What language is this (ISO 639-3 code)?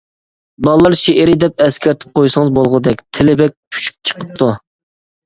uig